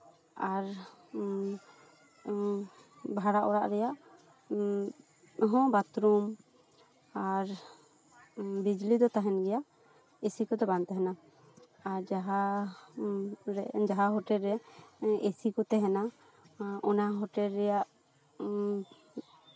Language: Santali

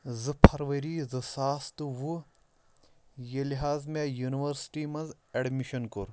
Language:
Kashmiri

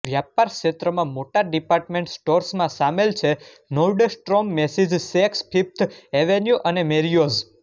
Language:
Gujarati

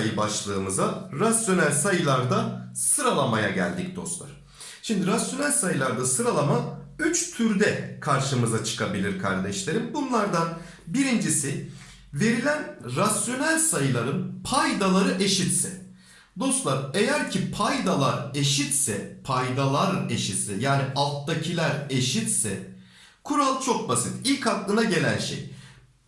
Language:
Turkish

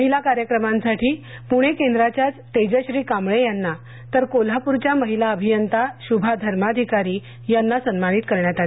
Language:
Marathi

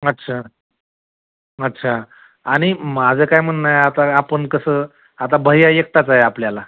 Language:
Marathi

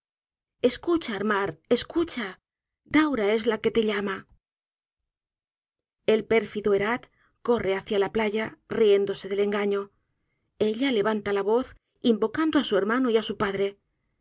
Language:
Spanish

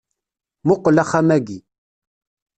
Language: Kabyle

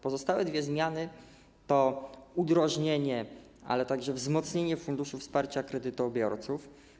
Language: Polish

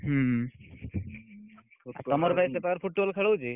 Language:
Odia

